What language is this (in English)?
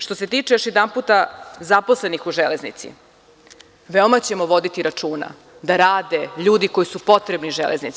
Serbian